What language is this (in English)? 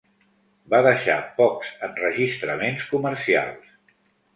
Catalan